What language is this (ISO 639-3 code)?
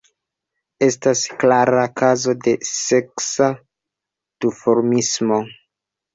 epo